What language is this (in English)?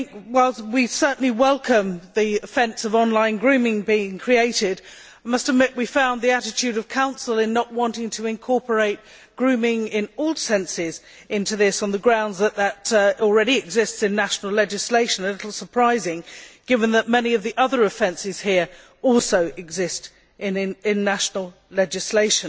English